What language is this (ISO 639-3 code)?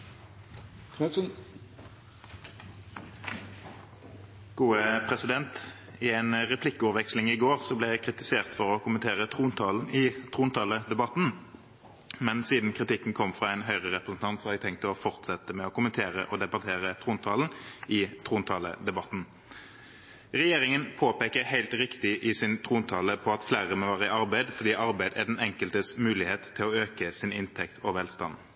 nob